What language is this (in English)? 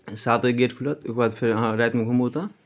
Maithili